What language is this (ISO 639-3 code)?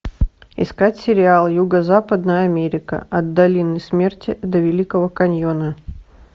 rus